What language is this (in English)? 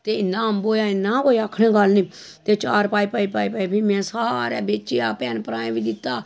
Dogri